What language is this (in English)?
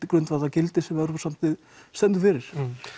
Icelandic